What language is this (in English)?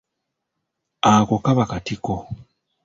Ganda